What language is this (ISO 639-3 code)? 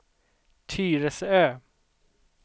swe